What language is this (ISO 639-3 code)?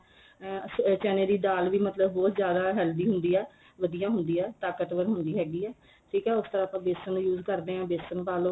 pan